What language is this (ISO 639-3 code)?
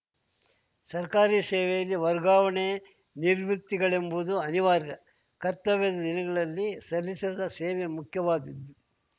kan